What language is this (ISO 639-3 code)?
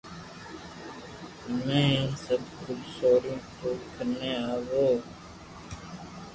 lrk